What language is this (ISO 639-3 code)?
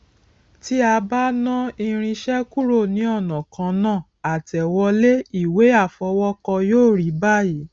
yor